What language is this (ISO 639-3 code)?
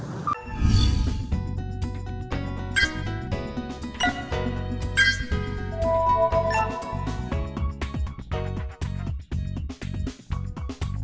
vie